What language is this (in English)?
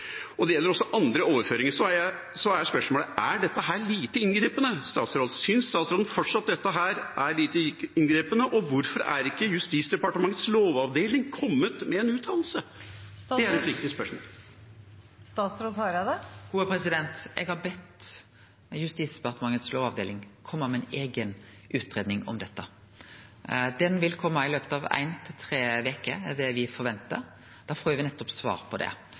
Norwegian